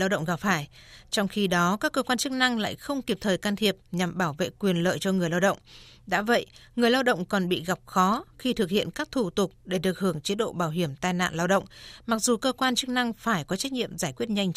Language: Vietnamese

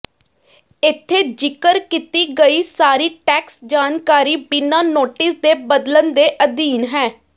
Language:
Punjabi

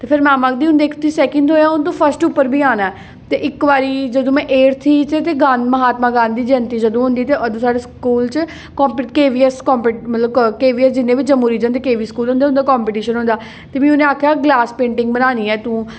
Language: Dogri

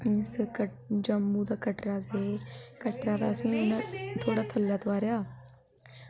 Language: Dogri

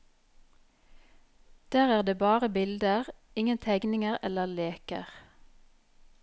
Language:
Norwegian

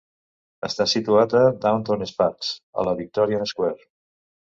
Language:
Catalan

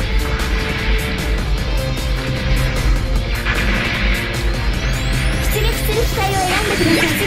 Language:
Japanese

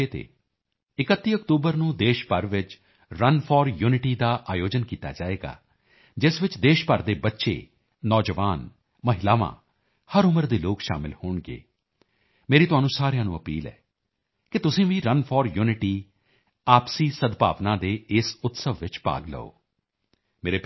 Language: Punjabi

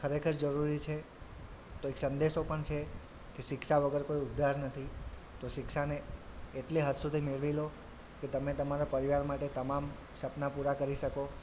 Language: Gujarati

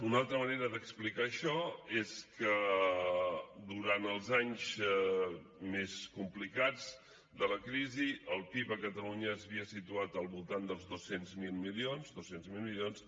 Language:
Catalan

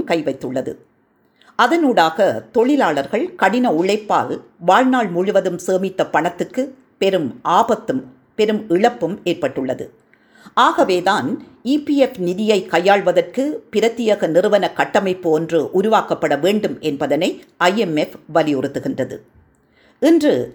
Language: Tamil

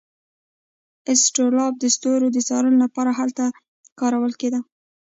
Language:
Pashto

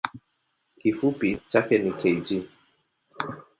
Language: Swahili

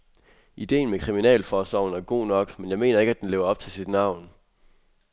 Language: Danish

